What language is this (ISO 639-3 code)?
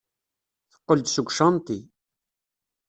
kab